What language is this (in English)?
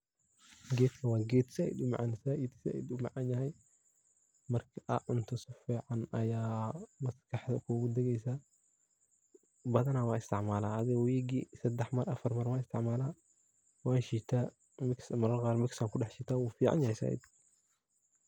Somali